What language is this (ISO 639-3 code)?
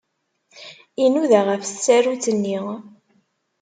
kab